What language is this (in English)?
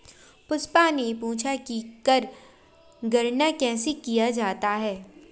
Hindi